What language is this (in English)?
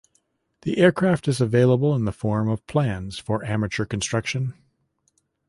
English